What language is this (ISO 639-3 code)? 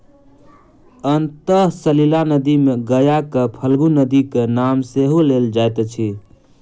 mai